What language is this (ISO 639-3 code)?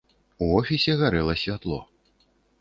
bel